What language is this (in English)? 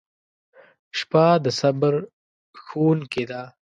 Pashto